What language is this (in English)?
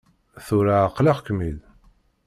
Kabyle